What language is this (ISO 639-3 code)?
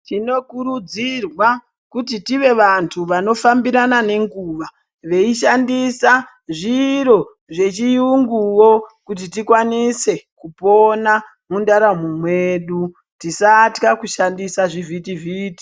ndc